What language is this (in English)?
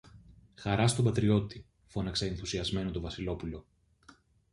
Greek